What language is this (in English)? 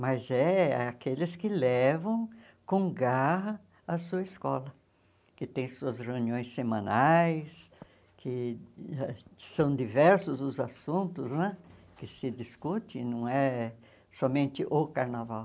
Portuguese